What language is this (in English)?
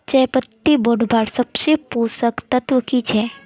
Magahi